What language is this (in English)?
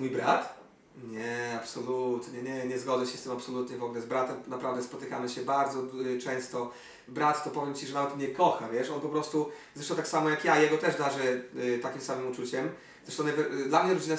Polish